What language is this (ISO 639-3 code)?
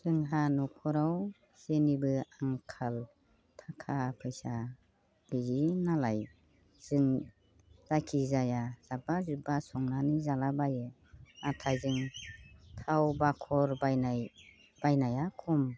brx